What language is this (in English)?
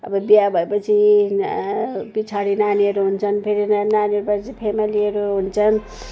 Nepali